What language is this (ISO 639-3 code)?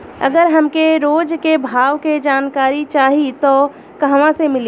bho